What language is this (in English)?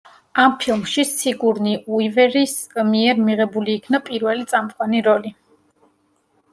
Georgian